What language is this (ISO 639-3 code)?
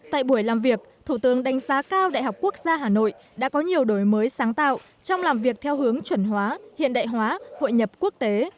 vie